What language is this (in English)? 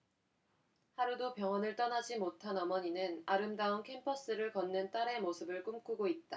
Korean